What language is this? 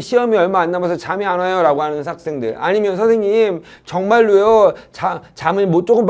Korean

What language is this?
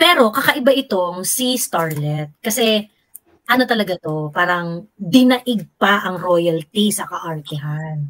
Filipino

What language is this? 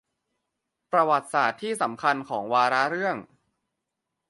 Thai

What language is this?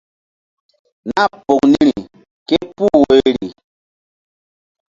Mbum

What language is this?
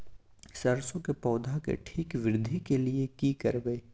Maithili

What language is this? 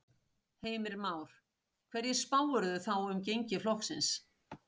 Icelandic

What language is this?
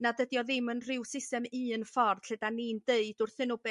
Welsh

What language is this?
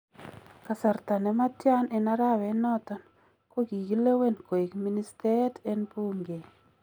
Kalenjin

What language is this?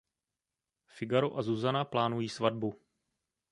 Czech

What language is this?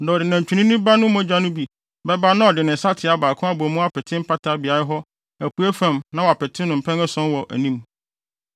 Akan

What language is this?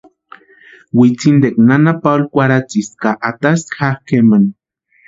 Western Highland Purepecha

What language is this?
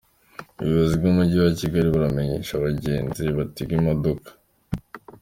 Kinyarwanda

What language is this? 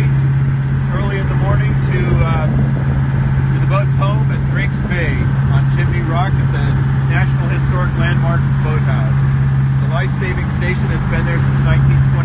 English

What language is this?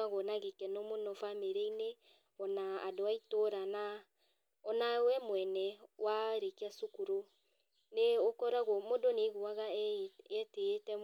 Kikuyu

